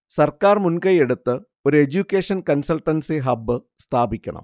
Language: Malayalam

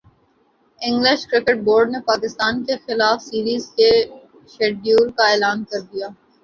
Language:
Urdu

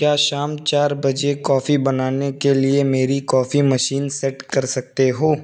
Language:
Urdu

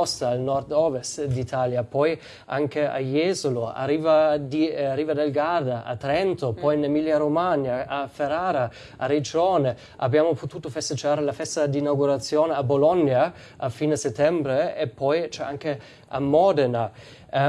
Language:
Italian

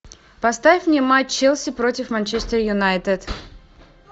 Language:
Russian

